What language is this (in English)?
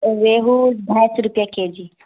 Urdu